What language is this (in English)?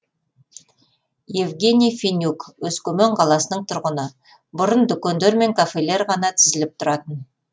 Kazakh